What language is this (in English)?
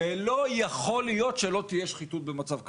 Hebrew